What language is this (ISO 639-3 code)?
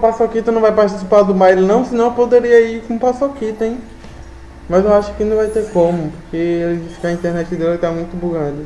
por